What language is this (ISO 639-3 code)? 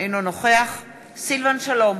heb